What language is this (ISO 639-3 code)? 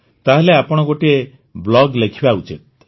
ori